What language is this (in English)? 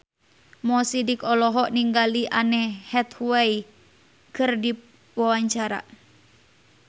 Sundanese